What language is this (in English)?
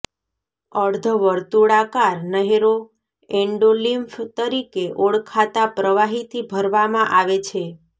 Gujarati